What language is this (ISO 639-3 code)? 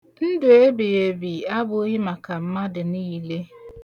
ibo